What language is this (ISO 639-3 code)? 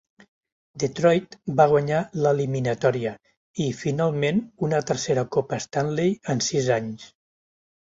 cat